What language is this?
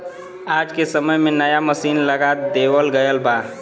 Bhojpuri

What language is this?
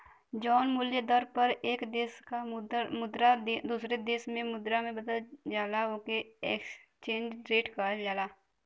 Bhojpuri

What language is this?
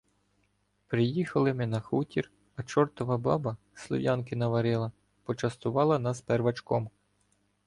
Ukrainian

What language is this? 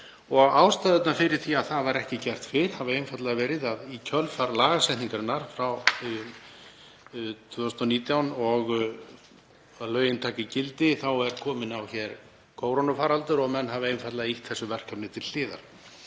Icelandic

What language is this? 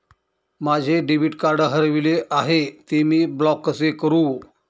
Marathi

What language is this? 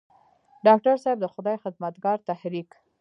Pashto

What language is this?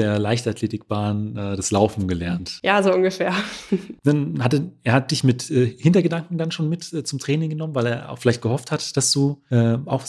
German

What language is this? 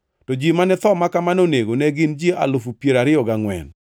Luo (Kenya and Tanzania)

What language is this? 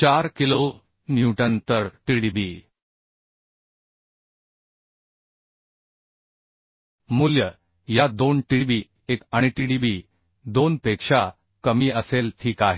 Marathi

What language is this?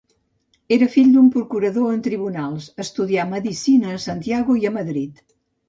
Catalan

